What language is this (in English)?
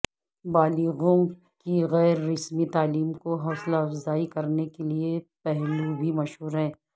Urdu